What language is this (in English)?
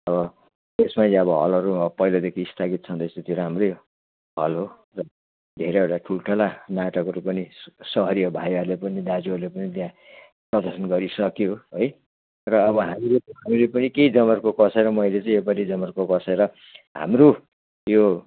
Nepali